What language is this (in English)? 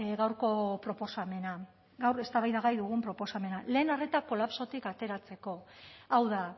Basque